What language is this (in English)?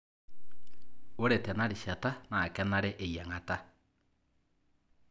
Masai